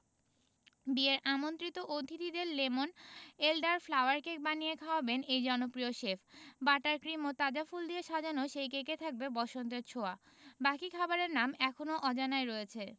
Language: Bangla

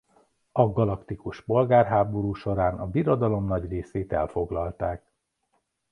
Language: Hungarian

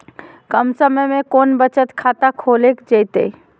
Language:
Magahi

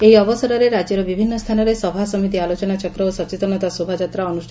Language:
Odia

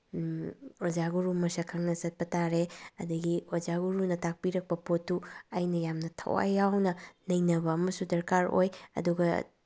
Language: Manipuri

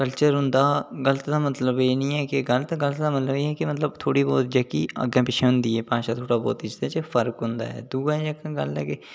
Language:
Dogri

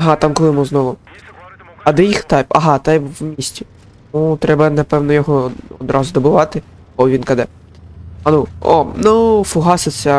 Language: Ukrainian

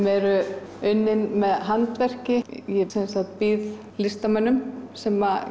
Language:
Icelandic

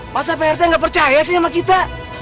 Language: Indonesian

